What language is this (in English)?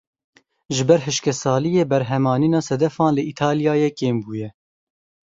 Kurdish